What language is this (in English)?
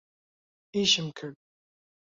Central Kurdish